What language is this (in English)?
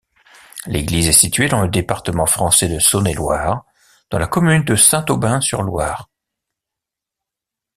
French